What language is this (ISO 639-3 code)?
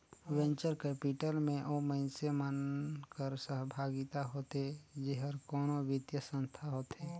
hne